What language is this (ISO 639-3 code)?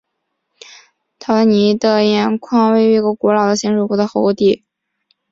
zho